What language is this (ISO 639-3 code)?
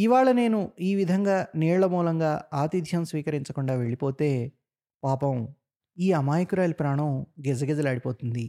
tel